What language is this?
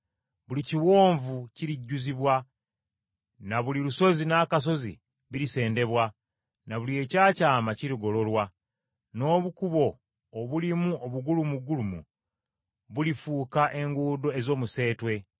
Ganda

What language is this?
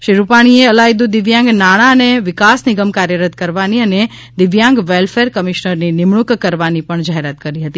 Gujarati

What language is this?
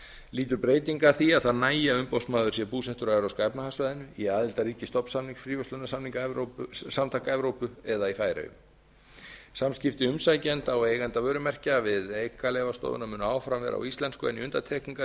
Icelandic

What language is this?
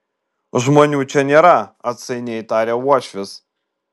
Lithuanian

